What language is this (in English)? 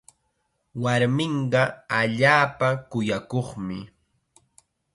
Chiquián Ancash Quechua